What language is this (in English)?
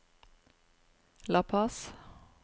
Norwegian